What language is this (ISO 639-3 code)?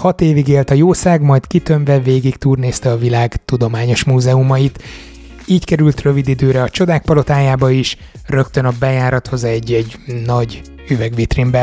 hun